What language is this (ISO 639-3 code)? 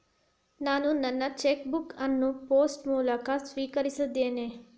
kan